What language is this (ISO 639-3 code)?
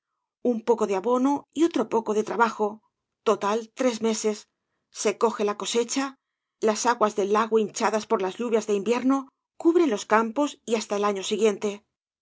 spa